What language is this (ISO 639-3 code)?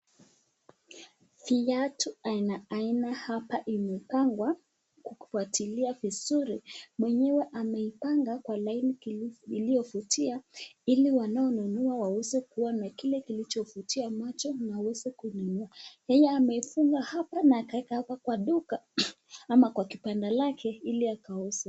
swa